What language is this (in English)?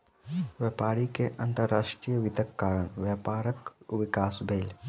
Maithili